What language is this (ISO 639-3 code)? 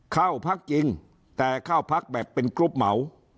tha